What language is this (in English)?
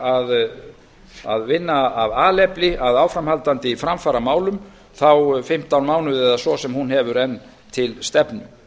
Icelandic